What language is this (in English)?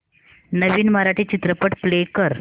Marathi